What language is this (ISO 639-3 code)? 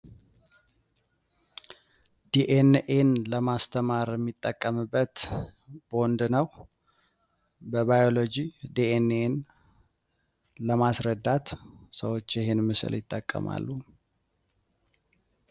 amh